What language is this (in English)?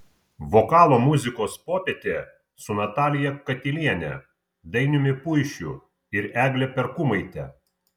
Lithuanian